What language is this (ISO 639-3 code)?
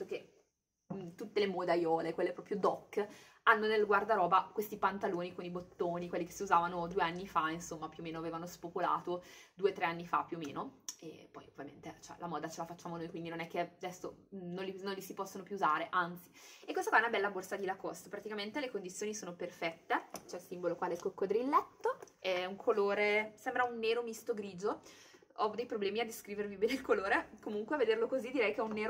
ita